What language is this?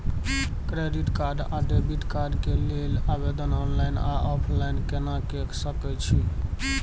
Maithili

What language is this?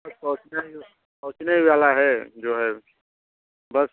Hindi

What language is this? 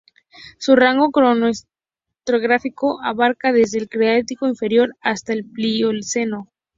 Spanish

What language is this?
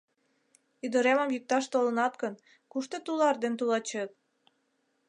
Mari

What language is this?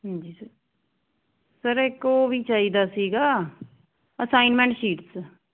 Punjabi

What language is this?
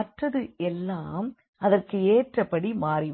Tamil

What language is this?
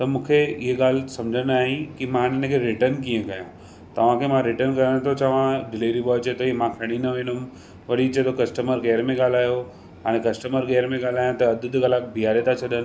Sindhi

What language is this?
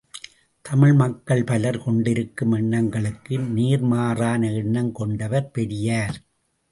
Tamil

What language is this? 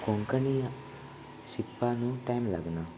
Konkani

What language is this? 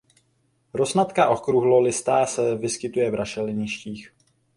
Czech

